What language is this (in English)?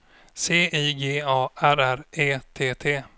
Swedish